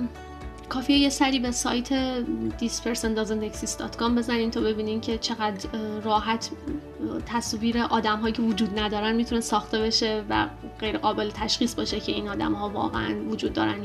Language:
Persian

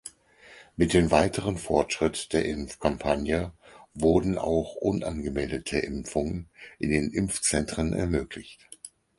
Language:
German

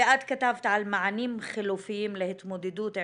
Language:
Hebrew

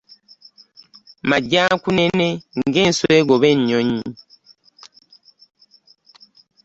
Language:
Ganda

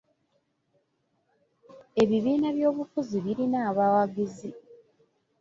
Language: Ganda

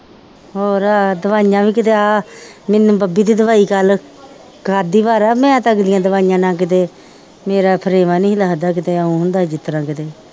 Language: Punjabi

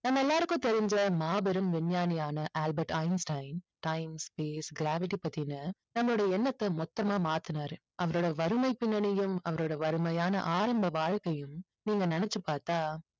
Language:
Tamil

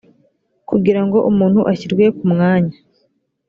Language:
Kinyarwanda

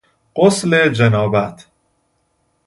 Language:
Persian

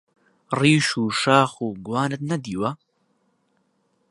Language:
Central Kurdish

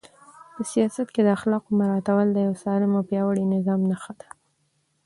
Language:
Pashto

